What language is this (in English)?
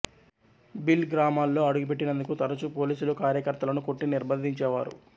Telugu